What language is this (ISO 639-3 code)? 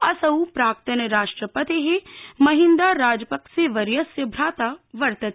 san